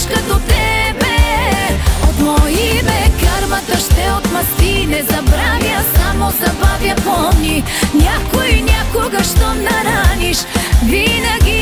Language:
Bulgarian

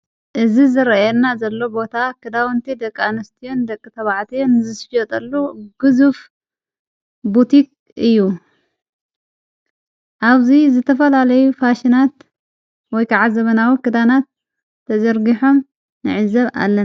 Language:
Tigrinya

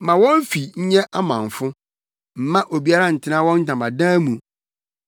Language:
Akan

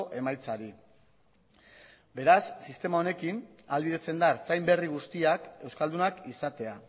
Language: Basque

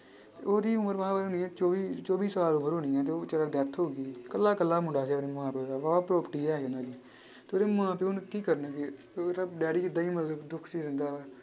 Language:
Punjabi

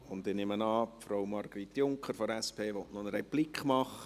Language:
Swiss German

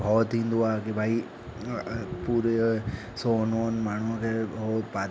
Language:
Sindhi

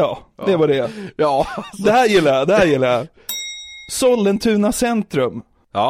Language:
Swedish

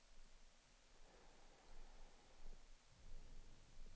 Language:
Swedish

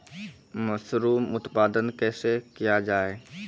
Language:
Maithili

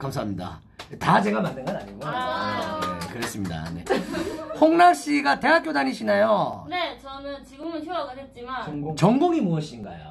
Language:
Korean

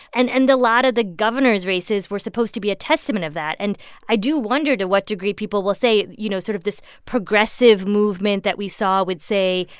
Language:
English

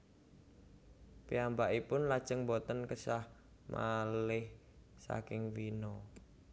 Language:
Javanese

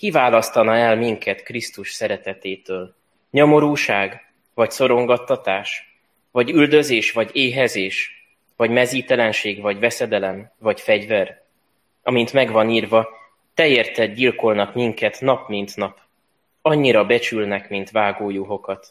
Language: Hungarian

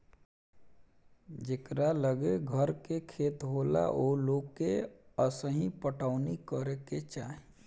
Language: Bhojpuri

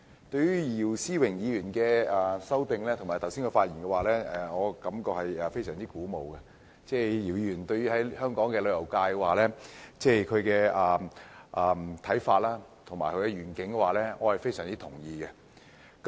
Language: Cantonese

